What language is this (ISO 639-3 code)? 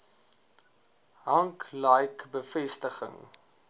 afr